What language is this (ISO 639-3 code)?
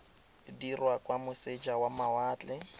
tsn